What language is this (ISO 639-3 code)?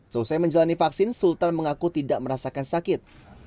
ind